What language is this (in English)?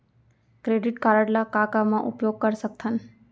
Chhattisgarhi